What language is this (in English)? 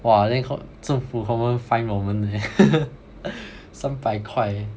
English